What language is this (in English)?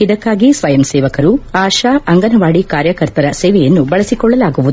Kannada